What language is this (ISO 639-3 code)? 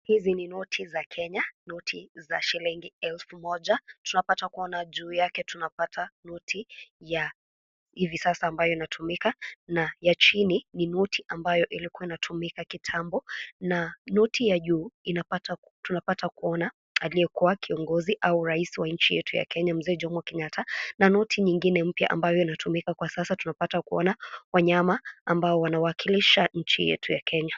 swa